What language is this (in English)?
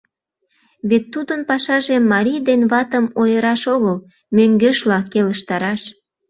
Mari